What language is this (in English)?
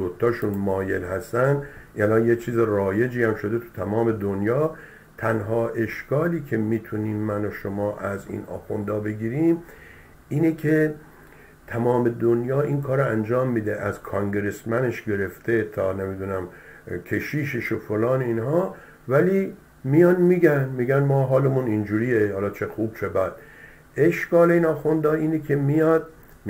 Persian